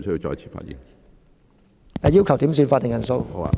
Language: Cantonese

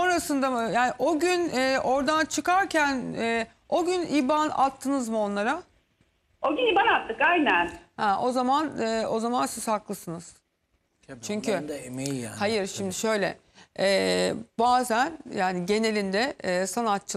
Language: Turkish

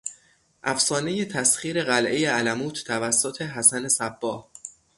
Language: Persian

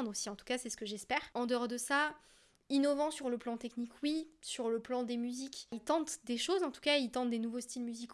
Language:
French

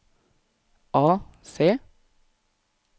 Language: Norwegian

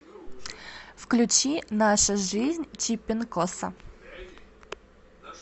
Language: Russian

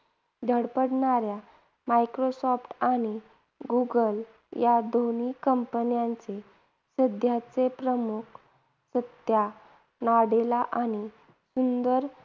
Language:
Marathi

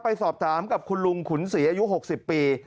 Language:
Thai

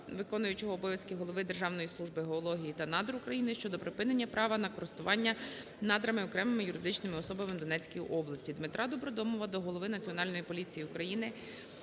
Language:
Ukrainian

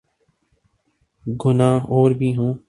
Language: Urdu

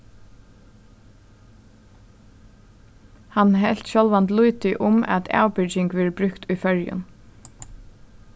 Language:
Faroese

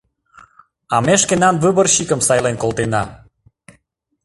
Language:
Mari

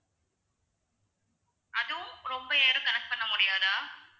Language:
Tamil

